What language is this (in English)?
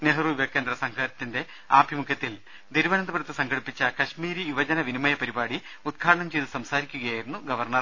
Malayalam